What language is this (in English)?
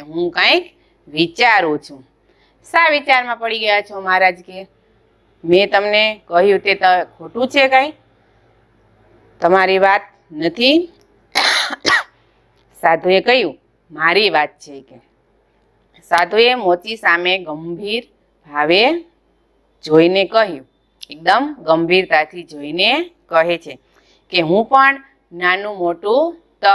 Romanian